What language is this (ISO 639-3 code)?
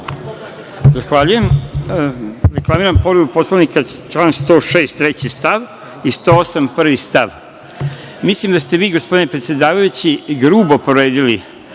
srp